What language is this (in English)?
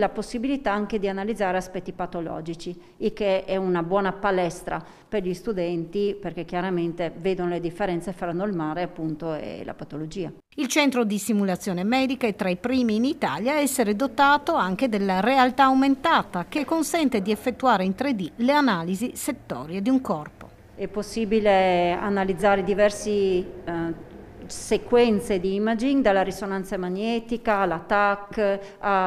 Italian